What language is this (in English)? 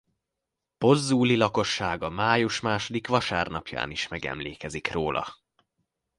Hungarian